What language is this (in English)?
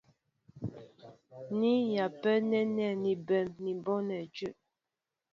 Mbo (Cameroon)